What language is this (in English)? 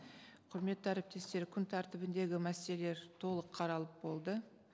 Kazakh